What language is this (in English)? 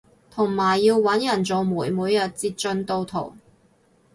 Cantonese